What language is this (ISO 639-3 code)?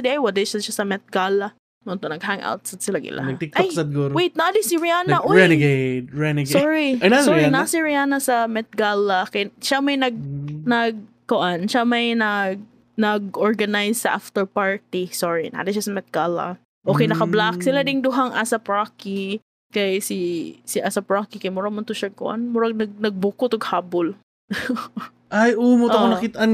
fil